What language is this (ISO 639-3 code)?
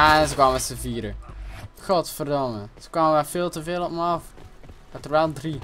nld